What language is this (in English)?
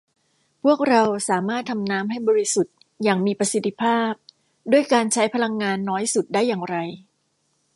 Thai